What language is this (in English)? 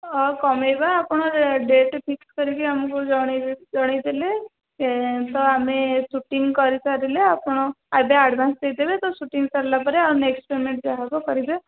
Odia